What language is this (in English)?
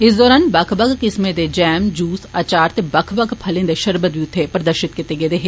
Dogri